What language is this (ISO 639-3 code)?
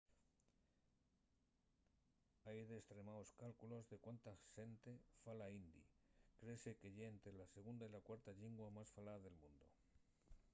ast